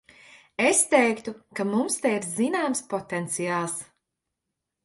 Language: Latvian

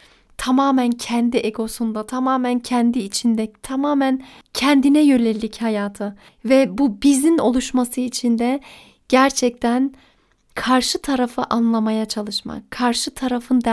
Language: Turkish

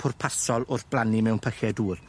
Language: Welsh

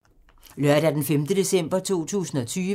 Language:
Danish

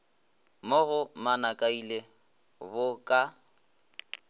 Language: Northern Sotho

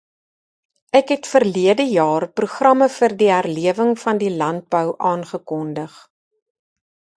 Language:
Afrikaans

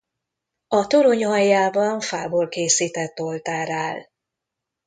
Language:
Hungarian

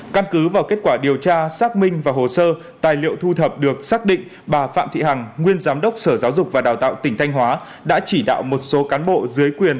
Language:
Vietnamese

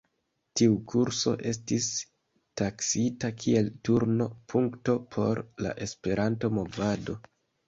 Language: Esperanto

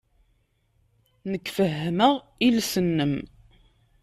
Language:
Kabyle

